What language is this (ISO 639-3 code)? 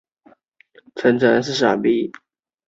zho